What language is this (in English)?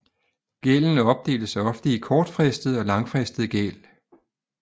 Danish